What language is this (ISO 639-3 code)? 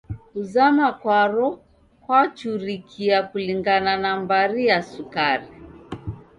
dav